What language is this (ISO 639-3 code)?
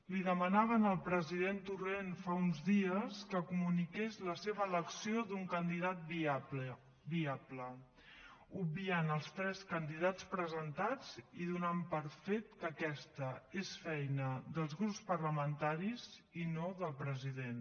cat